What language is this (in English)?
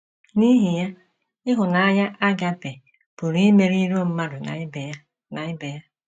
Igbo